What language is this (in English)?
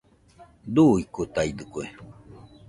Nüpode Huitoto